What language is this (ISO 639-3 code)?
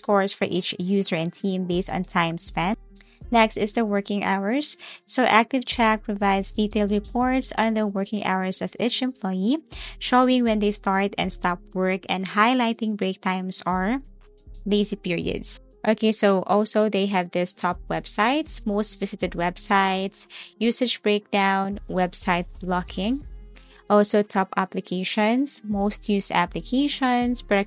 eng